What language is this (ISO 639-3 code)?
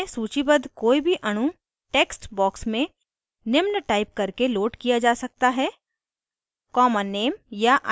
hin